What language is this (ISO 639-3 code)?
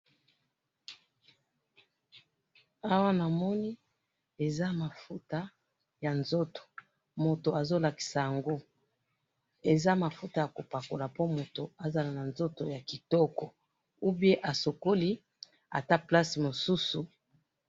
lin